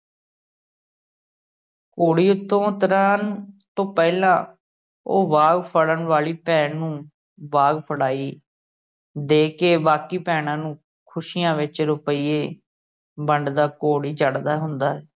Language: Punjabi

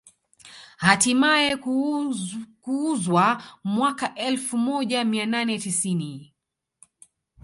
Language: Swahili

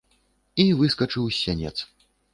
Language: Belarusian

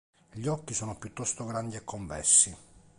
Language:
Italian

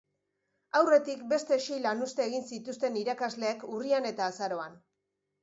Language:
Basque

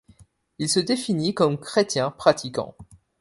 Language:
French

